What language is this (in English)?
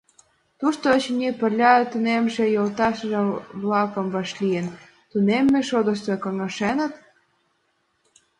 Mari